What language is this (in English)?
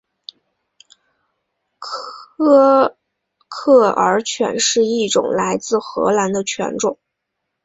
Chinese